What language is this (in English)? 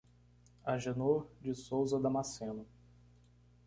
Portuguese